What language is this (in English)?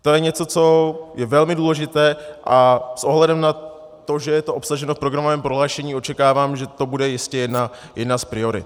Czech